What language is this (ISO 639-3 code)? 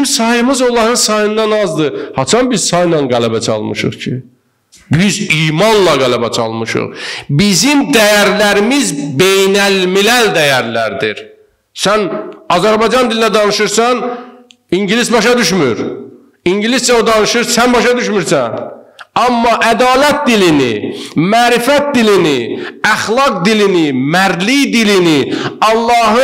tur